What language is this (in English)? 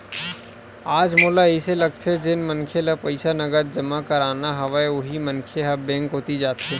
Chhattisgarhi